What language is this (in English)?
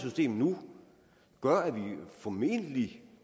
Danish